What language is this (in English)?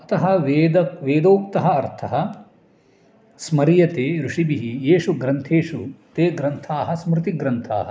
Sanskrit